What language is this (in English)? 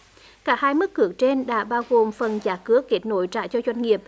Vietnamese